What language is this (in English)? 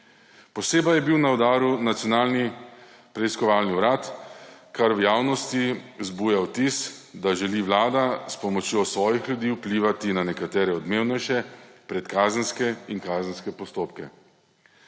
Slovenian